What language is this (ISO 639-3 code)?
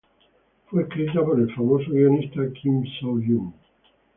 spa